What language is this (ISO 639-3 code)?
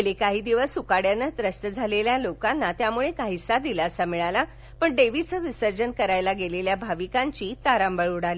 mar